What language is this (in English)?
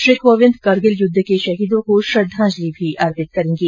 Hindi